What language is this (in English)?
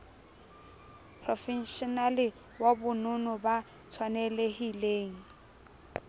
Southern Sotho